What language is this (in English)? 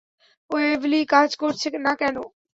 Bangla